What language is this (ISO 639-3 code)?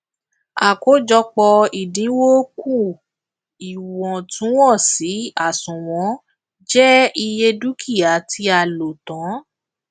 yor